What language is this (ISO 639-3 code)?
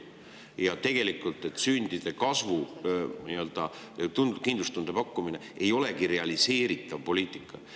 est